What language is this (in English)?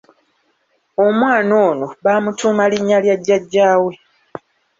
Ganda